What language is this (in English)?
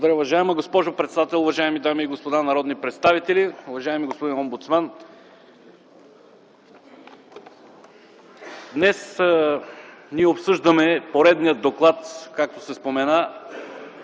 Bulgarian